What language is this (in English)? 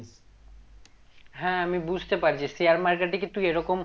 Bangla